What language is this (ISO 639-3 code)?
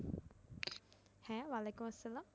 ben